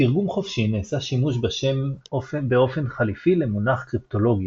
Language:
Hebrew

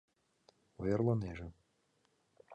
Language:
Mari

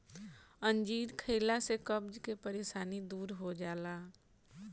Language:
Bhojpuri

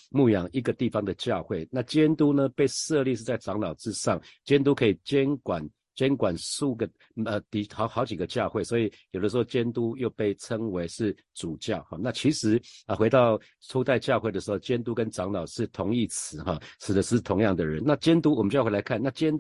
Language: Chinese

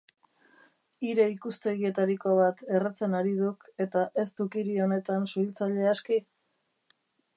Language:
Basque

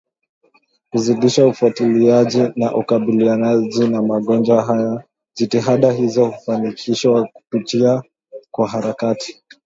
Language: Swahili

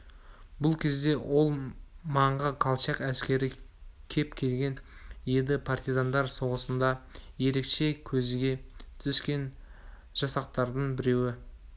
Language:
Kazakh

